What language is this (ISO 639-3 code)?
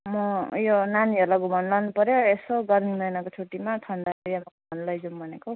nep